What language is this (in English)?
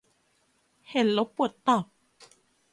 Thai